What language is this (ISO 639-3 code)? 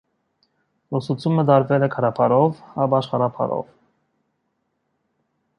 hye